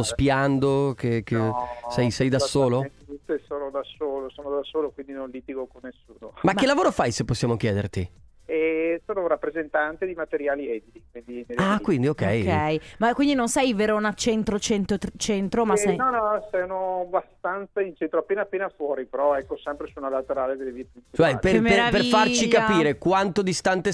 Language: Italian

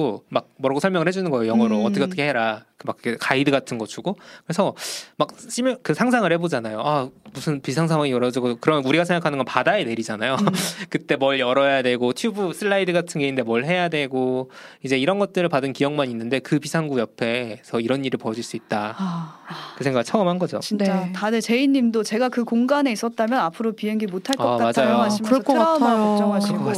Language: Korean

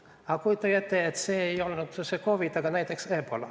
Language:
Estonian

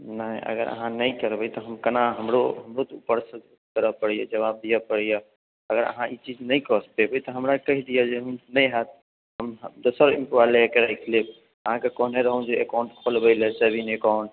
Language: Maithili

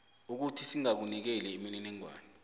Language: South Ndebele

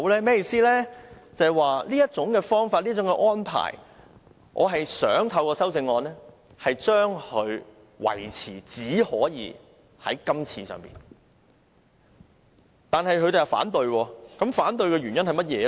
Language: Cantonese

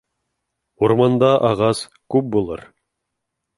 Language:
Bashkir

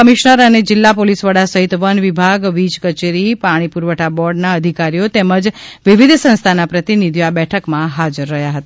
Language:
Gujarati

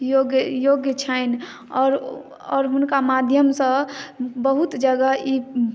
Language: Maithili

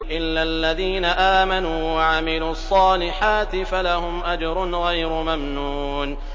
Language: Arabic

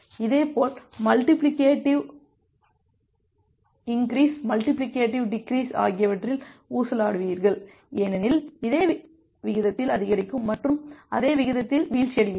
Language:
Tamil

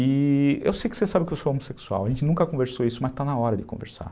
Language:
Portuguese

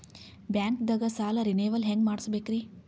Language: Kannada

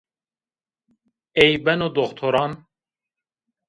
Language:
Zaza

